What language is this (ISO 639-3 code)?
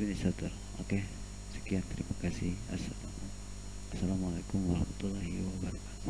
ind